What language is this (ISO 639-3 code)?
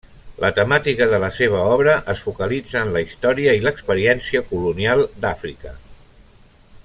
cat